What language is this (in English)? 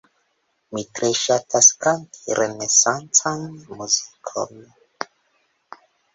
Esperanto